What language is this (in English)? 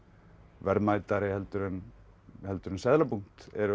Icelandic